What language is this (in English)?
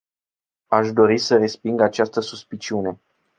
Romanian